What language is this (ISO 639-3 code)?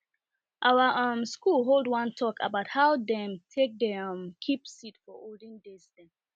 pcm